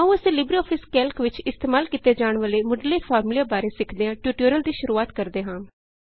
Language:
Punjabi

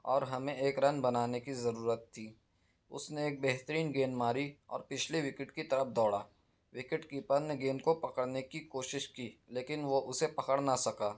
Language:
Urdu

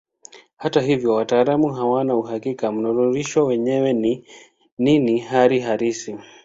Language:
Swahili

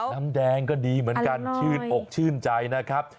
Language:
Thai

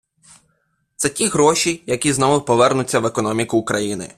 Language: Ukrainian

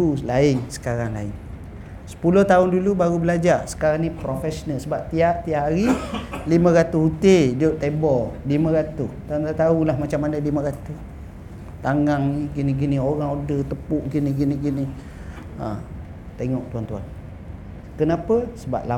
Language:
Malay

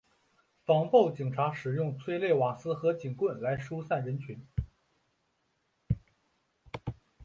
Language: Chinese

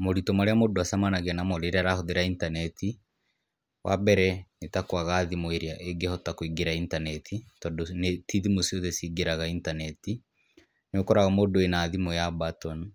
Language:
Kikuyu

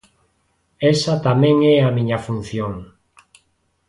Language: Galician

